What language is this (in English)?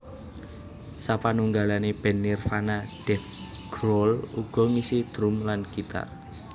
Javanese